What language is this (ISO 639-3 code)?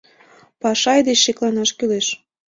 chm